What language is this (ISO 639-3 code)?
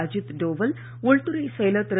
tam